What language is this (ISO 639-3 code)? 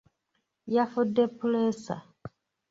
lug